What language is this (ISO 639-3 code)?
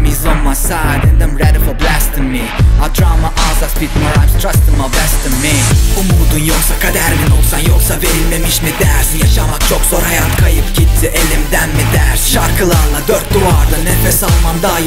swe